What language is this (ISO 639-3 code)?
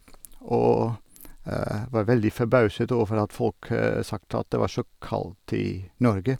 nor